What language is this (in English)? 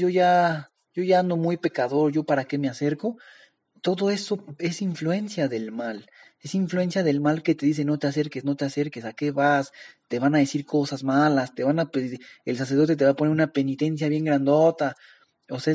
Spanish